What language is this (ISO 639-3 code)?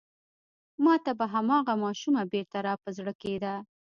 pus